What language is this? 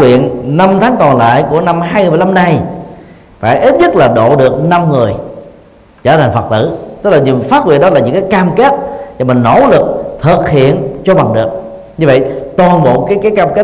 Vietnamese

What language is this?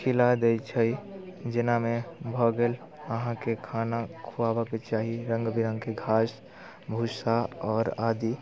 Maithili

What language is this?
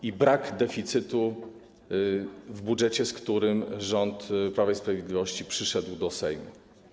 Polish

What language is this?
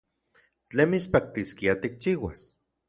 Central Puebla Nahuatl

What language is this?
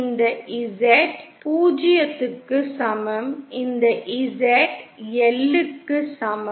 Tamil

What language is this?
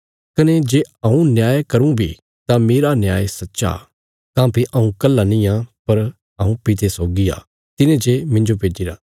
Bilaspuri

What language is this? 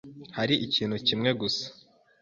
Kinyarwanda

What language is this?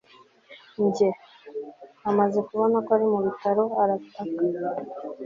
Kinyarwanda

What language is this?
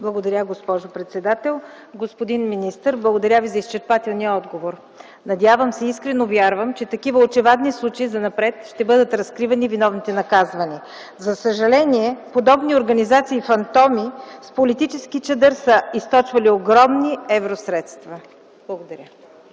Bulgarian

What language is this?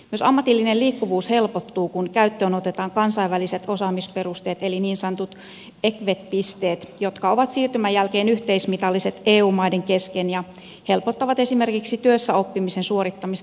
Finnish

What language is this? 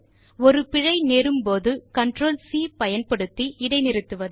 Tamil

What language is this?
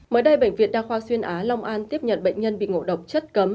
Vietnamese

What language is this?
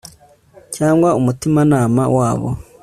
Kinyarwanda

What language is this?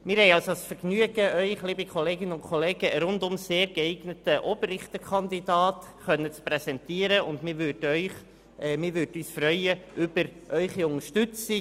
Swiss German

